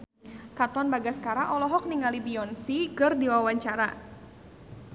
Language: Sundanese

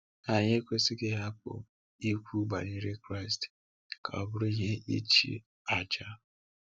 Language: Igbo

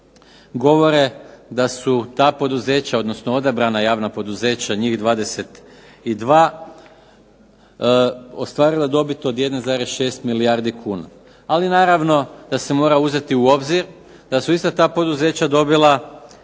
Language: Croatian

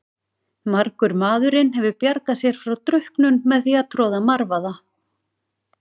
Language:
Icelandic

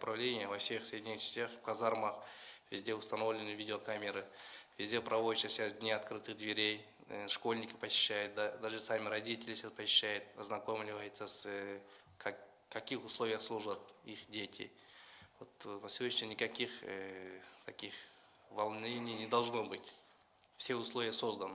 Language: Russian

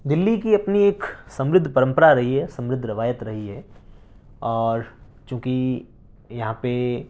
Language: Urdu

